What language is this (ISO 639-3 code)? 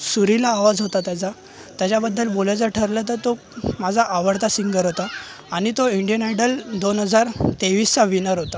mar